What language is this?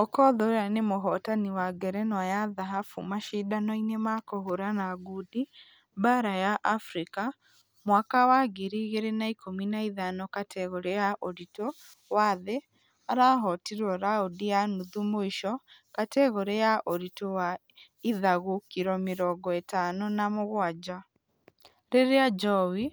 Kikuyu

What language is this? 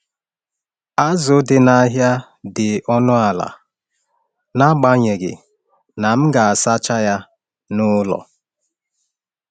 Igbo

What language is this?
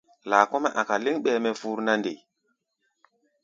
Gbaya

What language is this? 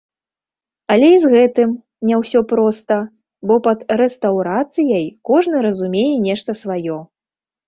Belarusian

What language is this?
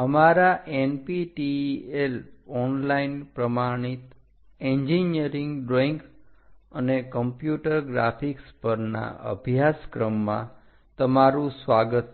Gujarati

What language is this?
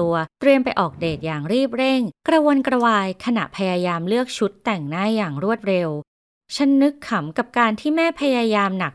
Thai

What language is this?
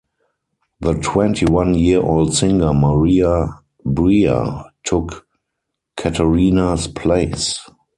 English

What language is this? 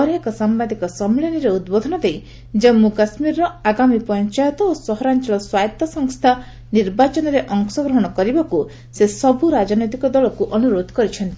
Odia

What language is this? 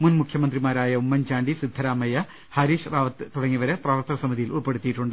Malayalam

